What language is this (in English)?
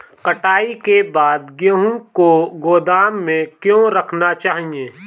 Hindi